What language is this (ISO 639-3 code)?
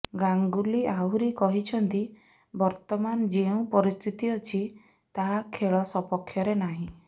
ori